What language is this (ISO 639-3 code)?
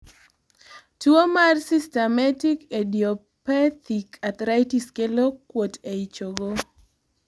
luo